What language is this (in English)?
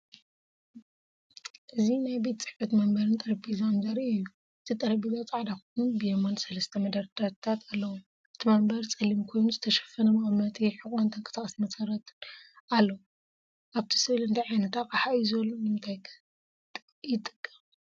Tigrinya